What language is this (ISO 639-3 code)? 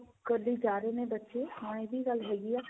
pan